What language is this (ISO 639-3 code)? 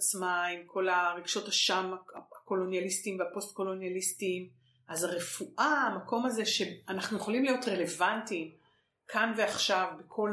heb